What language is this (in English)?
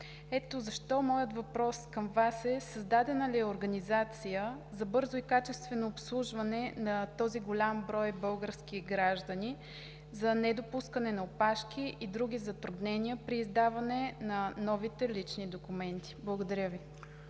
Bulgarian